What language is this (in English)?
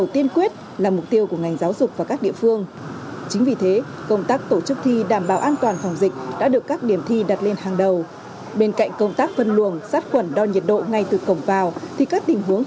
Vietnamese